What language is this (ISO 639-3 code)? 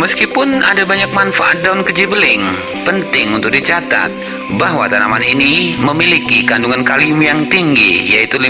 ind